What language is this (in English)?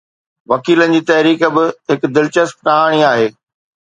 Sindhi